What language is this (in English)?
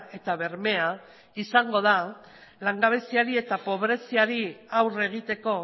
Basque